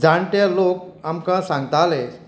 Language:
Konkani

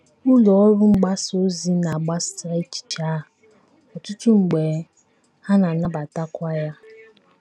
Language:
Igbo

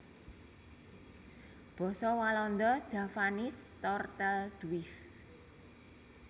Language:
Javanese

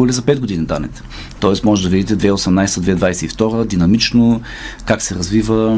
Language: Bulgarian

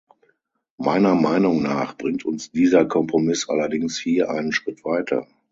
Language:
German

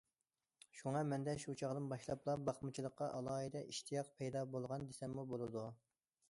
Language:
Uyghur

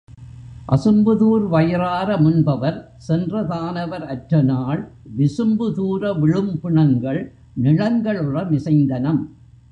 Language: Tamil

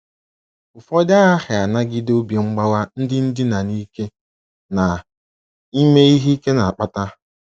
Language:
Igbo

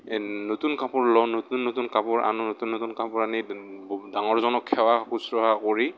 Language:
Assamese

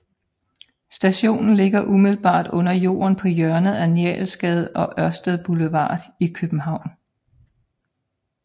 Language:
Danish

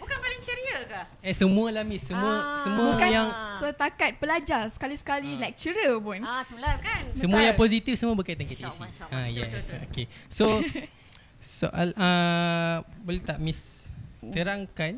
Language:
Malay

